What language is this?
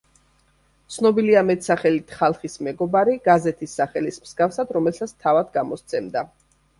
Georgian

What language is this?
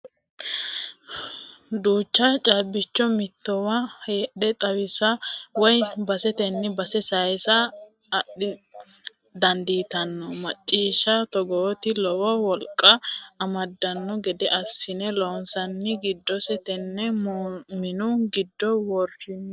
Sidamo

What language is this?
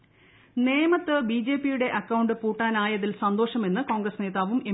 Malayalam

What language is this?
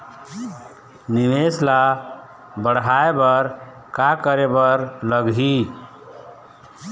Chhattisgarhi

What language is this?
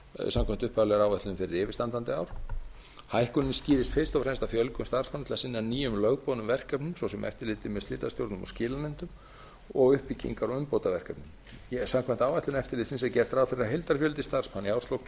Icelandic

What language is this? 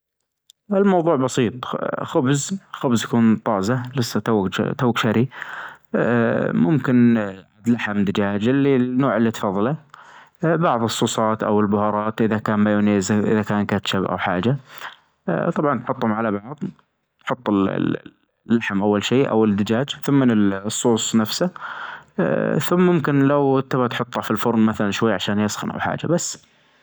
Najdi Arabic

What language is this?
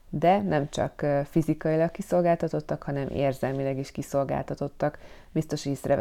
Hungarian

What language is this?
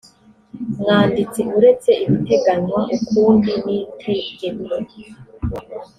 Kinyarwanda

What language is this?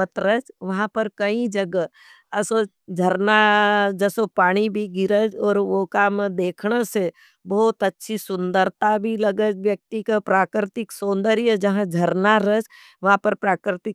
Nimadi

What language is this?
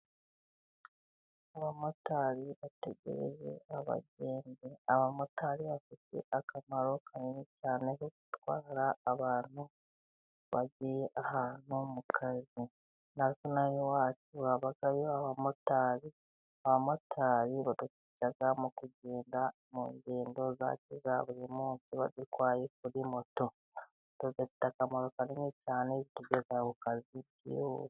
Kinyarwanda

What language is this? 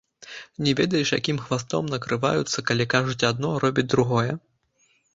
Belarusian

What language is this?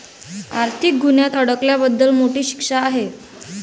Marathi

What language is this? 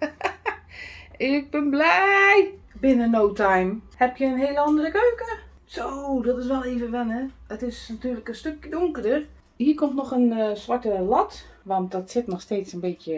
Dutch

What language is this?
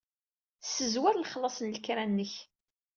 Kabyle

